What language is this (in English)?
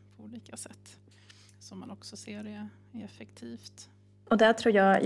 Swedish